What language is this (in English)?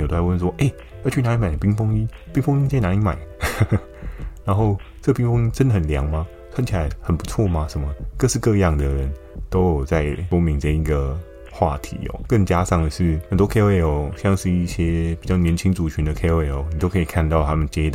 Chinese